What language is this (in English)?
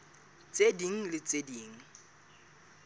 Southern Sotho